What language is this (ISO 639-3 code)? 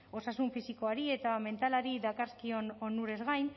eus